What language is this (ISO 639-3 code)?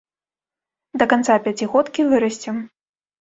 bel